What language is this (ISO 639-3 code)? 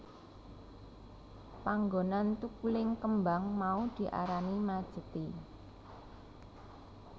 jav